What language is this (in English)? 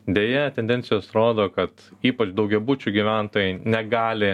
Lithuanian